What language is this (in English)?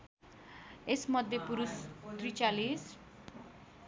Nepali